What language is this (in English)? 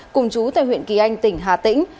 Vietnamese